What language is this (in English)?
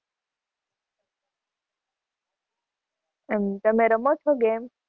Gujarati